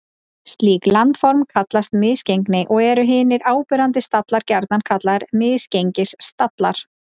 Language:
Icelandic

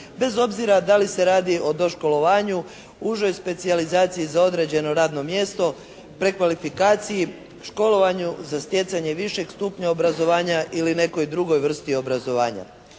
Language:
Croatian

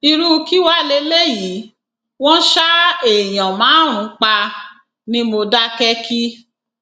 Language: Yoruba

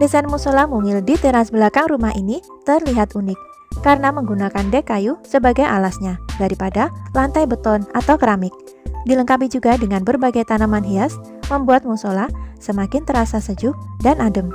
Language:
Indonesian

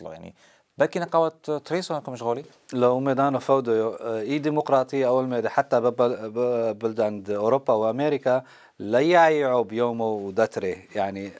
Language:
Arabic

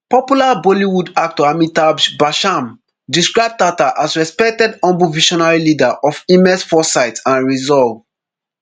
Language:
Nigerian Pidgin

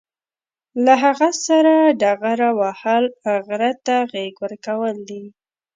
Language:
Pashto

